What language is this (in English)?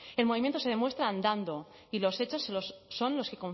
Spanish